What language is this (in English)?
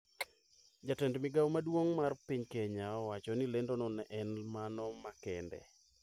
Luo (Kenya and Tanzania)